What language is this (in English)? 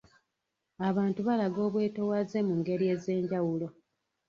Ganda